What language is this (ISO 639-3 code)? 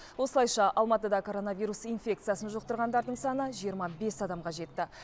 kaz